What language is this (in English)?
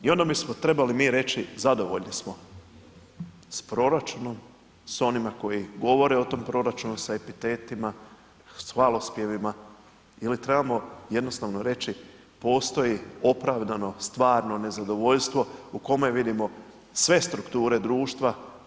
Croatian